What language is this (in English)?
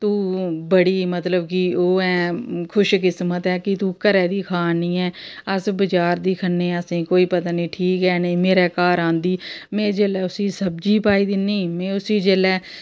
Dogri